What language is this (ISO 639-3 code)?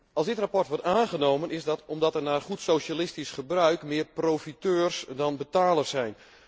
nld